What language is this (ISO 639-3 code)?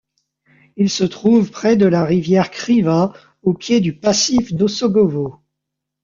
fra